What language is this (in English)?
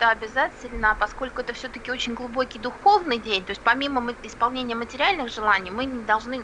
Russian